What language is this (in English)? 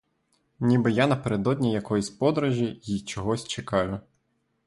Ukrainian